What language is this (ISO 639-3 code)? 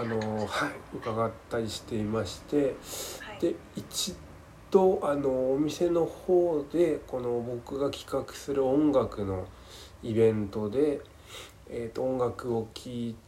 jpn